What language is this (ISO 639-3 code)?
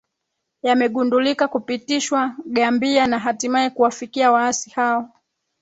swa